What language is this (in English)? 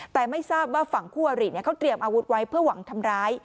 Thai